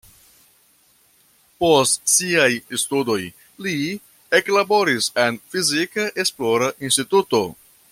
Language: Esperanto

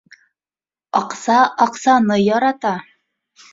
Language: Bashkir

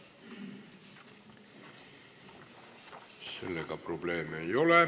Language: Estonian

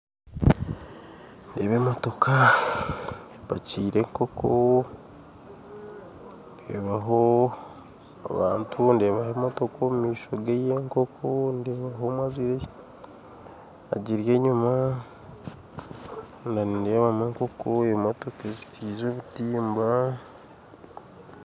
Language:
Nyankole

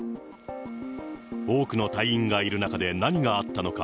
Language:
Japanese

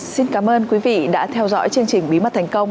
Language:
Vietnamese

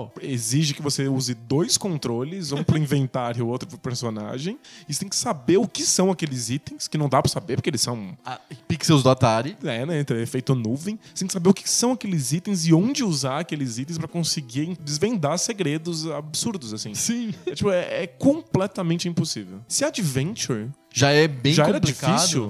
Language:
Portuguese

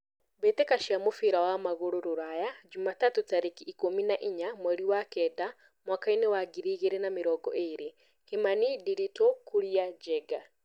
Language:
Kikuyu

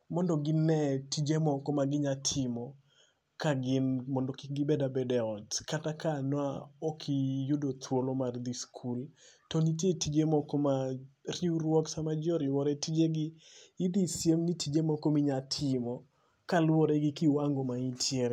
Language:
Luo (Kenya and Tanzania)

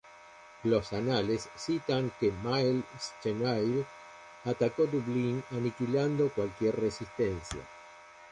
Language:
Spanish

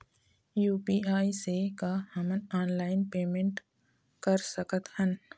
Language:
Chhattisgarhi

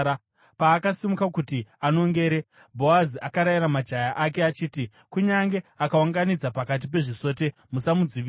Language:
Shona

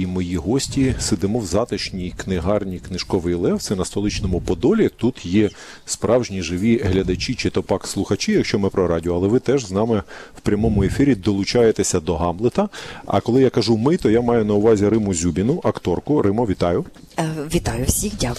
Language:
Ukrainian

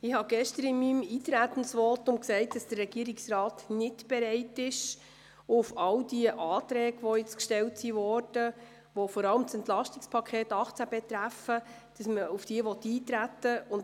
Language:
Swiss German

